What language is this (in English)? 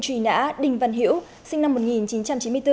Vietnamese